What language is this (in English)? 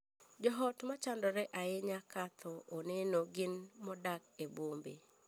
Luo (Kenya and Tanzania)